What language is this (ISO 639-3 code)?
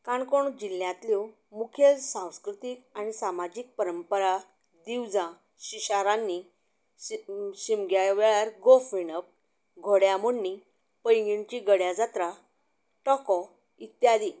kok